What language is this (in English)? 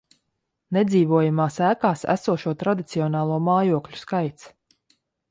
Latvian